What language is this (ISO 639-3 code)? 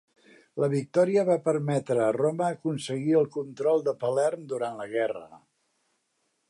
cat